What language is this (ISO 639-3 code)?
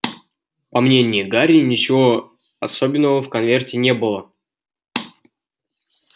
rus